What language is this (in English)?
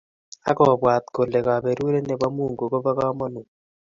Kalenjin